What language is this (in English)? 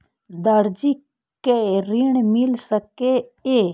Maithili